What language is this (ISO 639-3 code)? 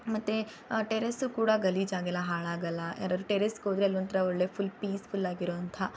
kan